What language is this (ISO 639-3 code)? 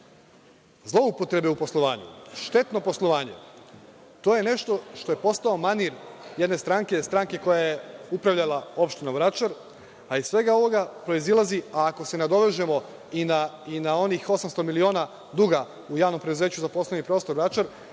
srp